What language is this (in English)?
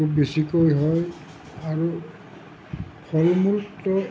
Assamese